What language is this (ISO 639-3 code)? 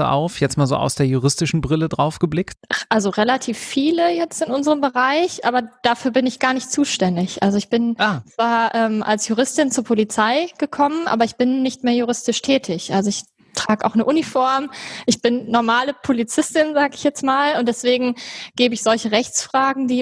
deu